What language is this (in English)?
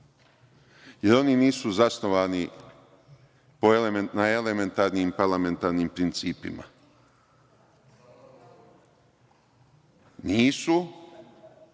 Serbian